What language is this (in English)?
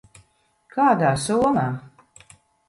Latvian